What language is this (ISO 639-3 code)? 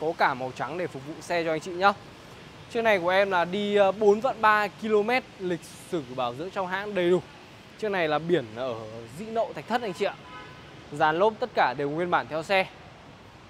vie